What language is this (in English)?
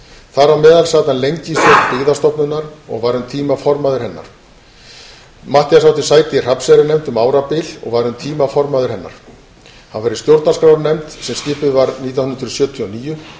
Icelandic